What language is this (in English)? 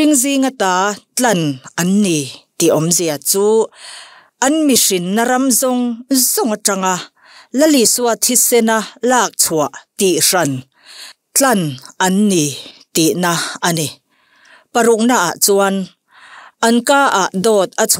Thai